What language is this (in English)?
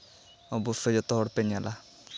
Santali